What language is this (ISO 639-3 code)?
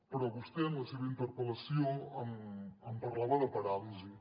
cat